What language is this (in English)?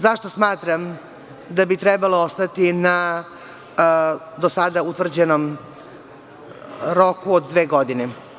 Serbian